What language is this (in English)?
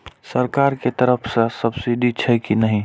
Maithili